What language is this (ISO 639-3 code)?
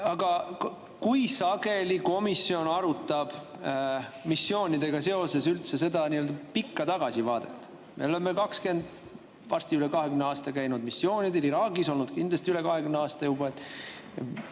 est